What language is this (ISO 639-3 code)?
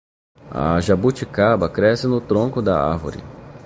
por